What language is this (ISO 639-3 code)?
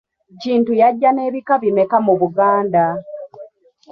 lug